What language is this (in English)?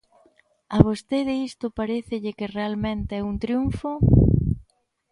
Galician